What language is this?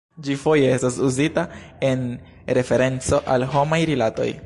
Esperanto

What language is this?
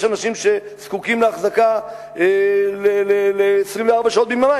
Hebrew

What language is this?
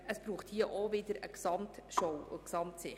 Swiss German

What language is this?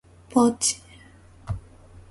Japanese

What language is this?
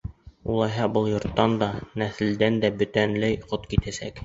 Bashkir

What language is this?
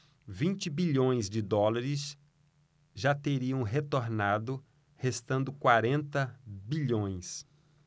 Portuguese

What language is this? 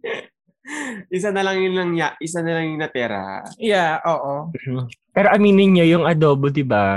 Filipino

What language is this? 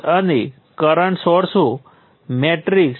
Gujarati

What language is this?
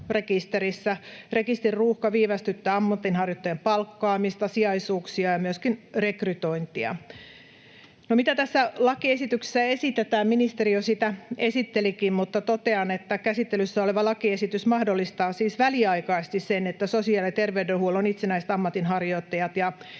Finnish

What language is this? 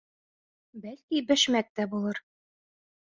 Bashkir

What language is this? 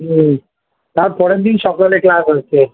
Bangla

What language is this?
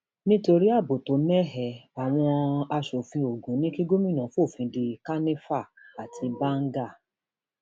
Yoruba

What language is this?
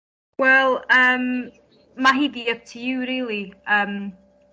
Welsh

